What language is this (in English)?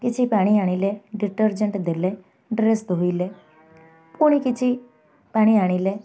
Odia